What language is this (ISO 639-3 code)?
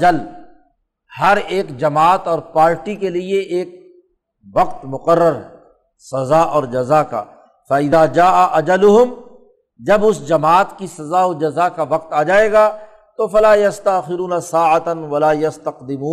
urd